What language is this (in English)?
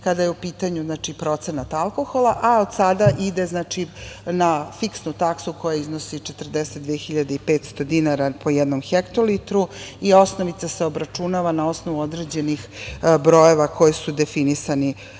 Serbian